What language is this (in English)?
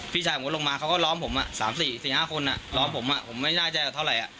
Thai